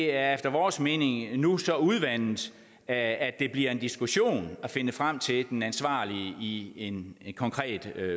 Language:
Danish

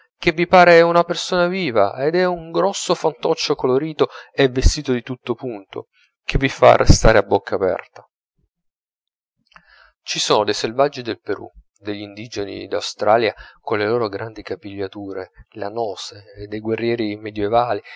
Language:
Italian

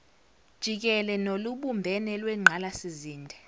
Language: Zulu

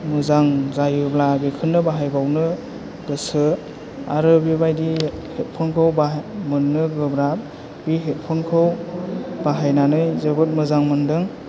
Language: Bodo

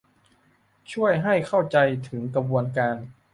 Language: Thai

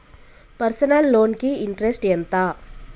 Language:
Telugu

